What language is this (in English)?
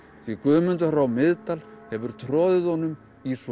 Icelandic